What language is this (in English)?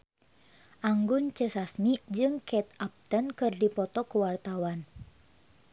Sundanese